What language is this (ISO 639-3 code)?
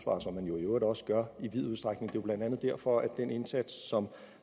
dan